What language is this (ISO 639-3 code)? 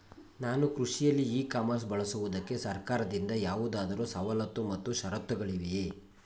kan